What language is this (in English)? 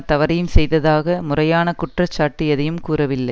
Tamil